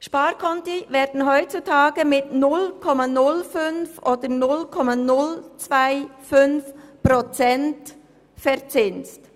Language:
Swiss German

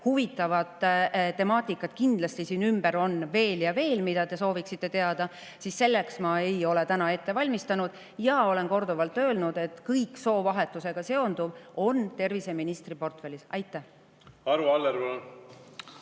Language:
Estonian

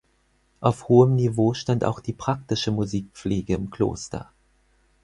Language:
German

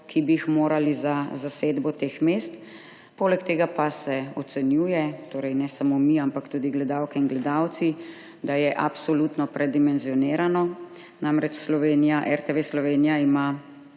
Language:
Slovenian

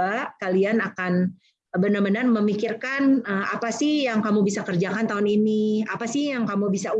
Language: Indonesian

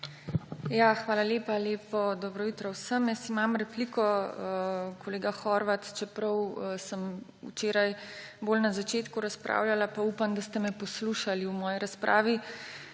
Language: Slovenian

